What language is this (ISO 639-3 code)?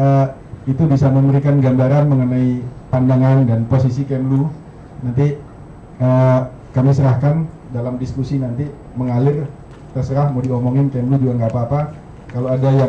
ind